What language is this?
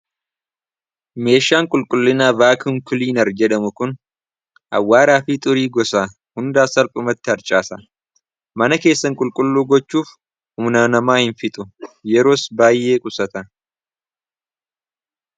Oromo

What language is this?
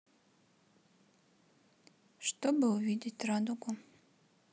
Russian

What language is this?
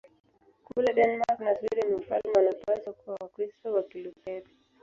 Swahili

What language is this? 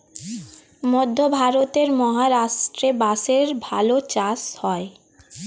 Bangla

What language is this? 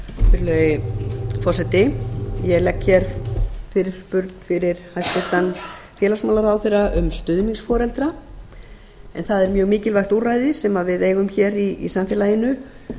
Icelandic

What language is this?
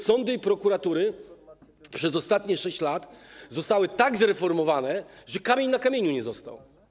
Polish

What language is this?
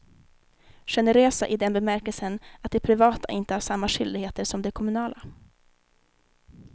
Swedish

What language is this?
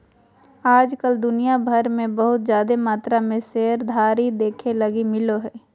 Magahi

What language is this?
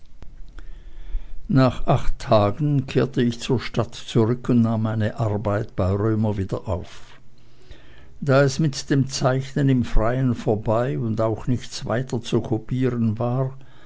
German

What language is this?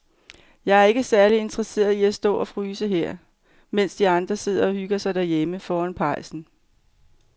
Danish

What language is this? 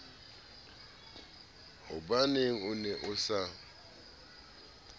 Southern Sotho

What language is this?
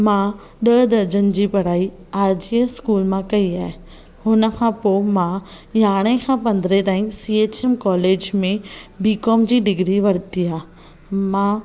Sindhi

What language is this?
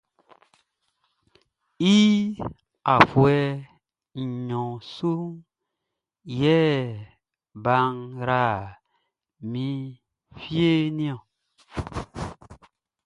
Baoulé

